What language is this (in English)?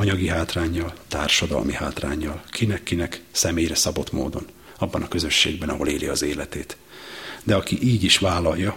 Hungarian